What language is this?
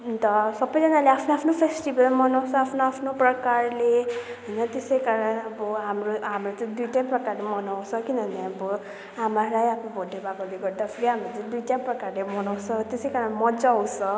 Nepali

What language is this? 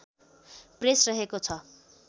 Nepali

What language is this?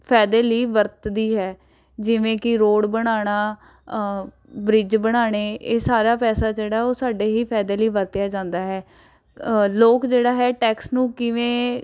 Punjabi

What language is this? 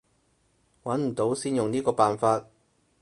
Cantonese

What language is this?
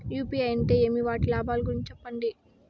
Telugu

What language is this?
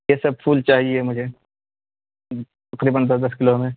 Urdu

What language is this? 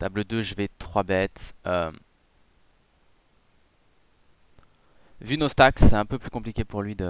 French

